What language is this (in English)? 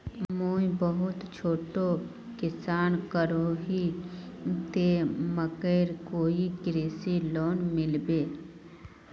Magahi